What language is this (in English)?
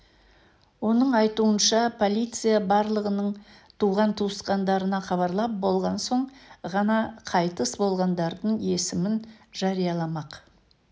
Kazakh